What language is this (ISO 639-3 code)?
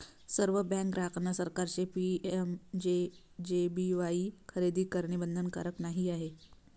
mar